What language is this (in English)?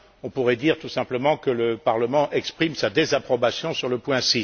French